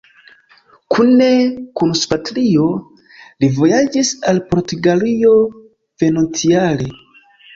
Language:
Esperanto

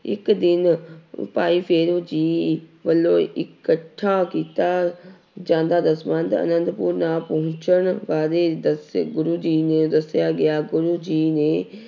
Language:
Punjabi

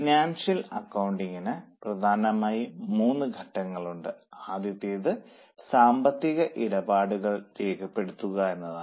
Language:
Malayalam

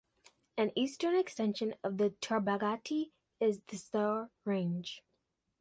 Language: English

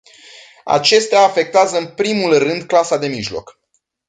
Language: Romanian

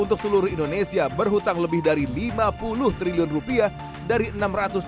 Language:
Indonesian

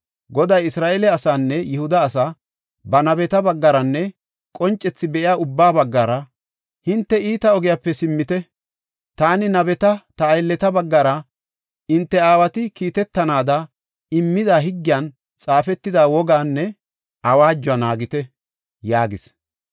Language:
Gofa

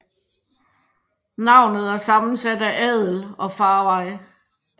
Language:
Danish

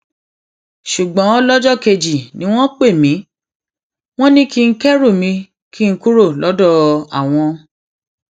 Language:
Yoruba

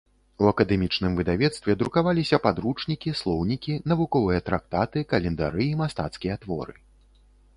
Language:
Belarusian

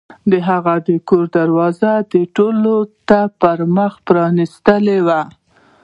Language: Pashto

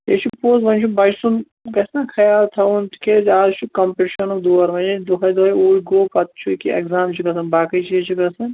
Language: Kashmiri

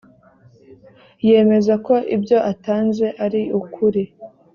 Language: Kinyarwanda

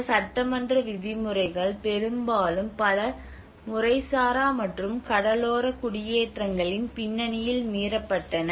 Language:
Tamil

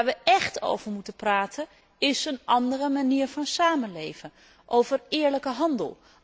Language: Dutch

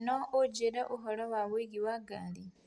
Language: Kikuyu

